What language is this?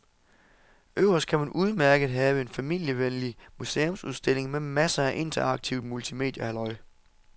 Danish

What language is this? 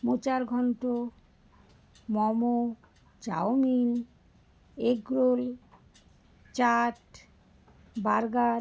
Bangla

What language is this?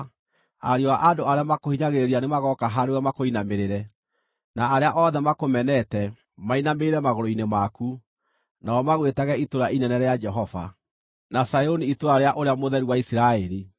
Kikuyu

